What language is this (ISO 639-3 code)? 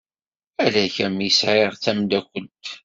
kab